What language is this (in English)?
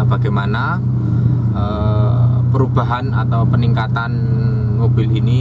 Indonesian